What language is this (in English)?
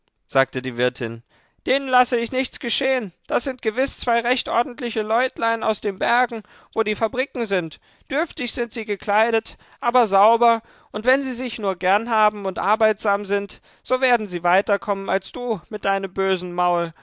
German